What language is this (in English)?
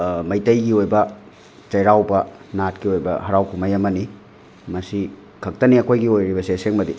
Manipuri